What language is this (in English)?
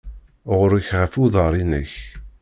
Kabyle